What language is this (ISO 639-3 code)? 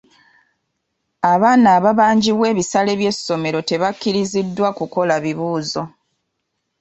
lug